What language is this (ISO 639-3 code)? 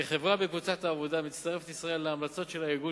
heb